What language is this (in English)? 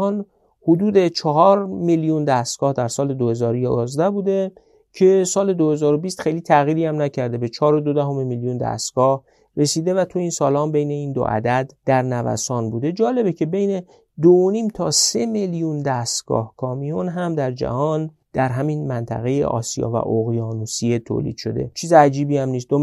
Persian